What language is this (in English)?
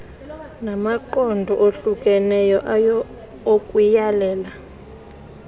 Xhosa